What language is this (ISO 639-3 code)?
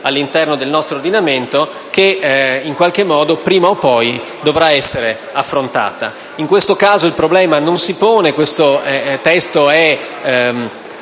ita